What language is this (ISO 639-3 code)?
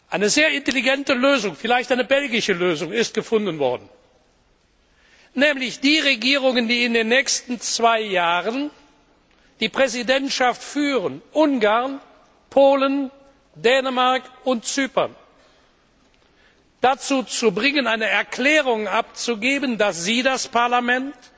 deu